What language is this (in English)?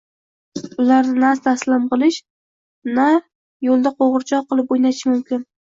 Uzbek